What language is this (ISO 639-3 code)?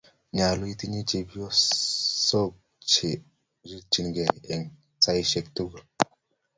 kln